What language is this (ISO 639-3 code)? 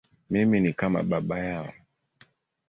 swa